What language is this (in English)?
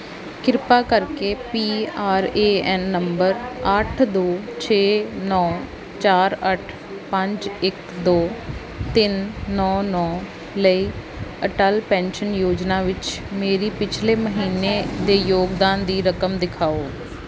Punjabi